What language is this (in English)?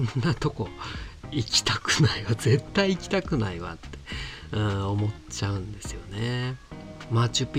Japanese